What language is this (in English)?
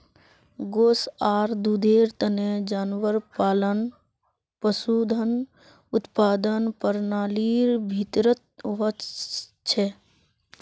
Magahi